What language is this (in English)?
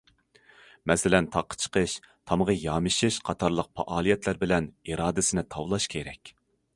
Uyghur